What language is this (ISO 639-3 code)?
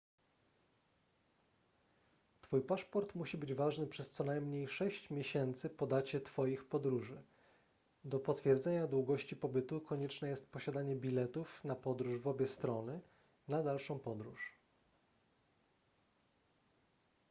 pol